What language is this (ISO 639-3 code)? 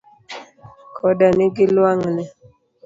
luo